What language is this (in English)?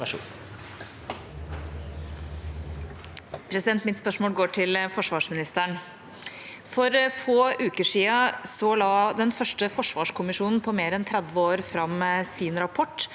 Norwegian